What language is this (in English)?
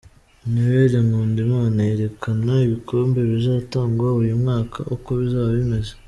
Kinyarwanda